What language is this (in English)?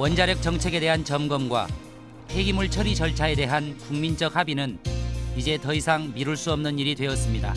Korean